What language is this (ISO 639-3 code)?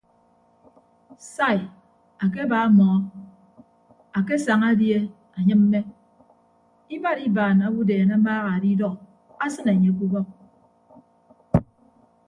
ibb